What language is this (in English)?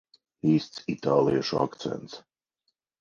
Latvian